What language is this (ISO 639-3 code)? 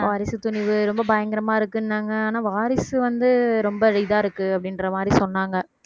tam